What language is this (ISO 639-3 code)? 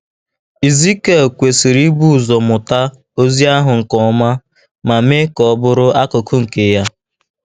ibo